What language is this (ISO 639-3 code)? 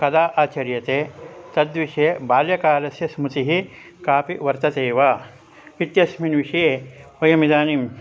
san